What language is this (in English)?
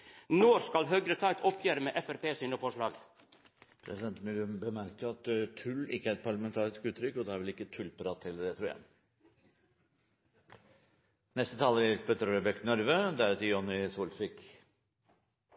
Norwegian